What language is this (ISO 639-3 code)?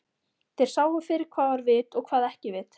isl